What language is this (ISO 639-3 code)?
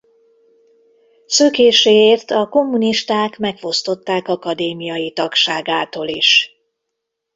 hun